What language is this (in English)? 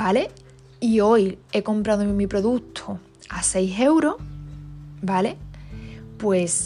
Spanish